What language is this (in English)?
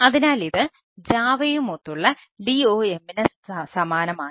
Malayalam